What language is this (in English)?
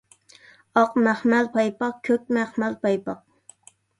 Uyghur